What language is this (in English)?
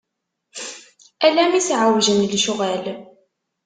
Kabyle